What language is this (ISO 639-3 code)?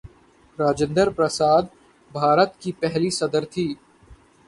urd